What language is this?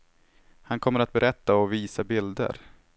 Swedish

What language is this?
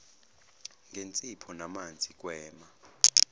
Zulu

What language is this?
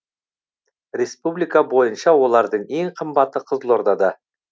Kazakh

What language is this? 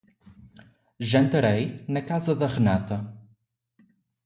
Portuguese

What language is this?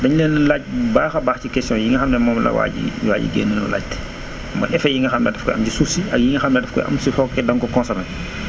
Wolof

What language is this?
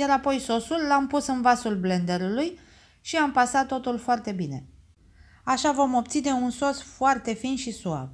Romanian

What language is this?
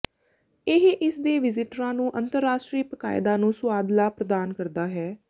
Punjabi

